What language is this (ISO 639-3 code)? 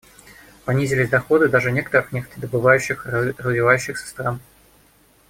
rus